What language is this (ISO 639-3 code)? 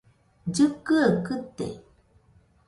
hux